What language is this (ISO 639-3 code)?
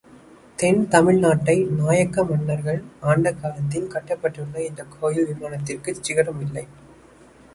tam